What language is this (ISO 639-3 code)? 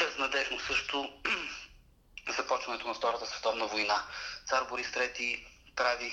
bul